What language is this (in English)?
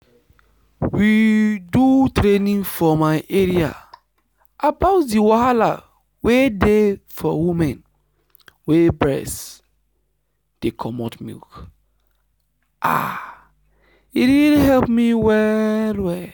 Nigerian Pidgin